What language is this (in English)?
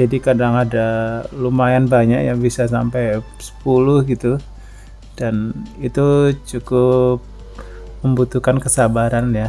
Indonesian